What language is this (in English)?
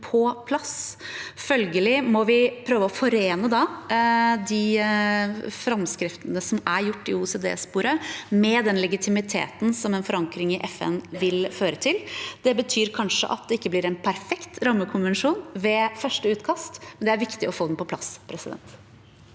Norwegian